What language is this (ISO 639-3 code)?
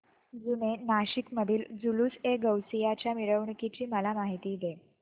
mar